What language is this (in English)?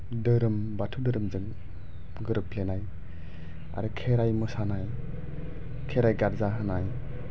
Bodo